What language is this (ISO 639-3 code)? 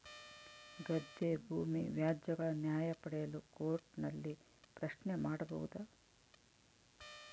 kan